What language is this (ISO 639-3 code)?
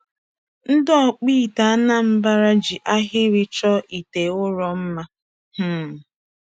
ibo